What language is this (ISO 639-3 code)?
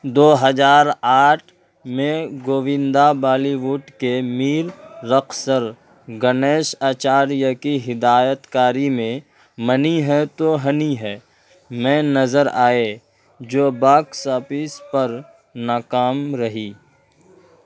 urd